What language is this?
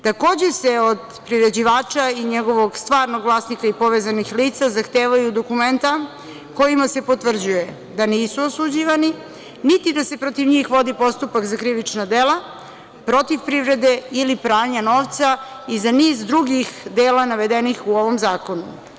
Serbian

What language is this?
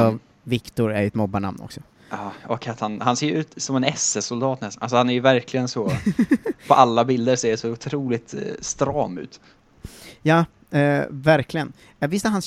Swedish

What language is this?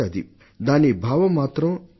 Telugu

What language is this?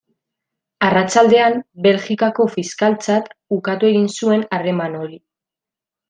Basque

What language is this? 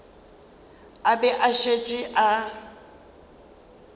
Northern Sotho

